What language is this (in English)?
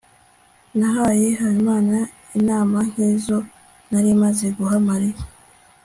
Kinyarwanda